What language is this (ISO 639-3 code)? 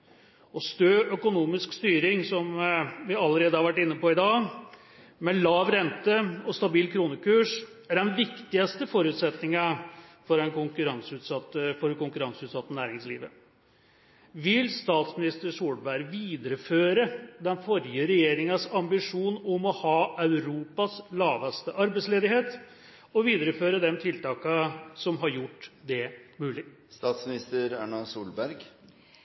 nob